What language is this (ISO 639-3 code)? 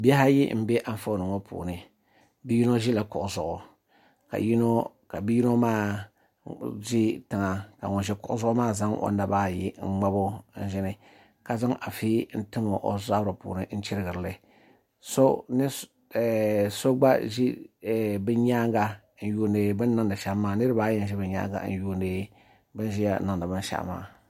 dag